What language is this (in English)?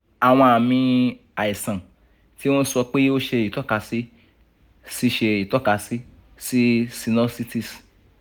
Yoruba